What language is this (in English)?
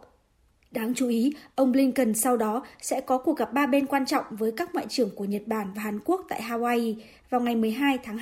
Vietnamese